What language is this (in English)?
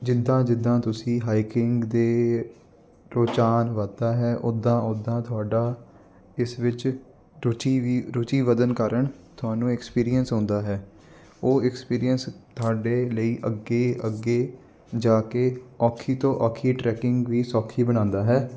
Punjabi